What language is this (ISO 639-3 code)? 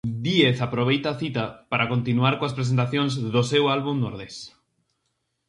glg